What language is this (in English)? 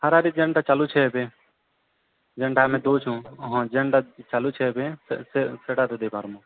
Odia